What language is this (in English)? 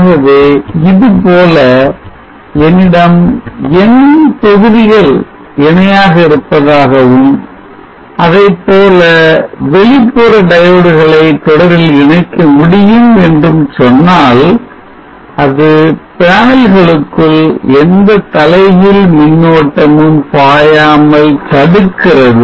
Tamil